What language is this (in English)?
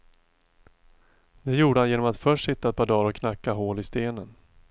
Swedish